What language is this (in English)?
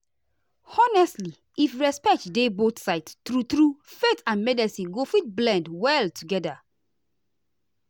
Nigerian Pidgin